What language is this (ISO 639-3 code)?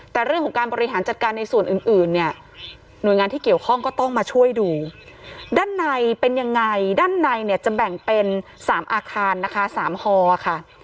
tha